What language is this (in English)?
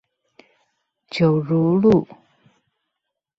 Chinese